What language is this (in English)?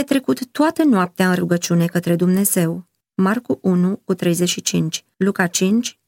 Romanian